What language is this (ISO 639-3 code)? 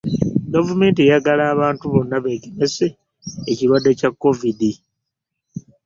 lug